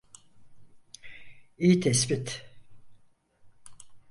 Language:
Turkish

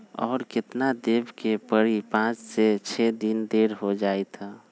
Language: Magahi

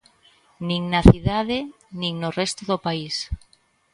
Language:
Galician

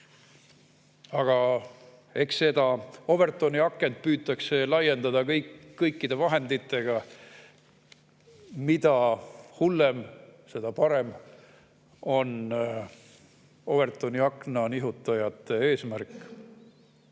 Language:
Estonian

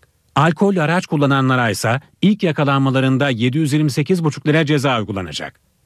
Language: Turkish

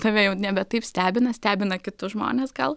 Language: Lithuanian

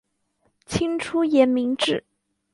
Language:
Chinese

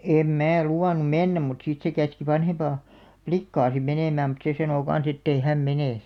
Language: Finnish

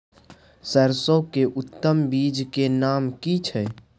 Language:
Maithili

